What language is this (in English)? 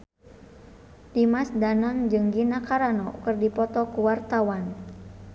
Sundanese